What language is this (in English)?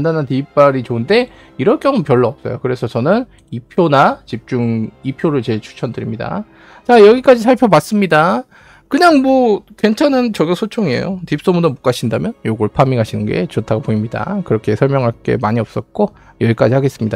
Korean